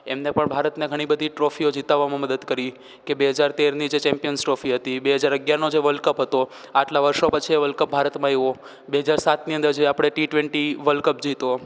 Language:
Gujarati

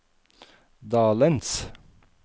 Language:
Norwegian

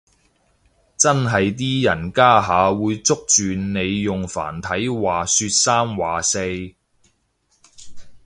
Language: Cantonese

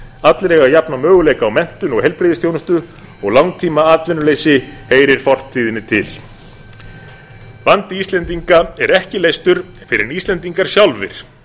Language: Icelandic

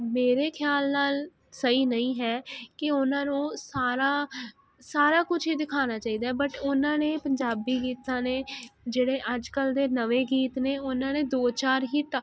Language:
Punjabi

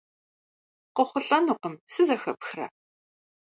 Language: Kabardian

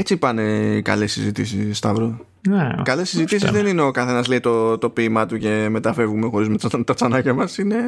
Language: Greek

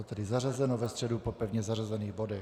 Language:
Czech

